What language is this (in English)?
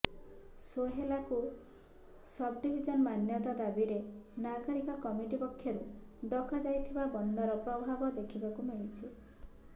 Odia